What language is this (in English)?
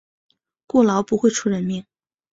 Chinese